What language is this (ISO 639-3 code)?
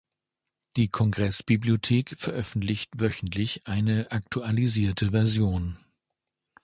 deu